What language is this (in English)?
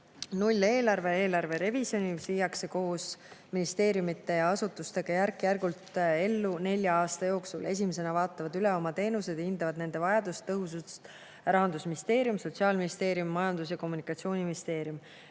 Estonian